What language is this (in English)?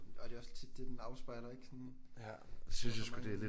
Danish